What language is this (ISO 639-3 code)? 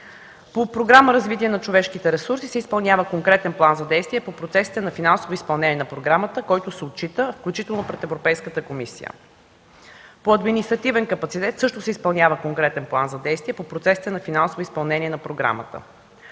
bul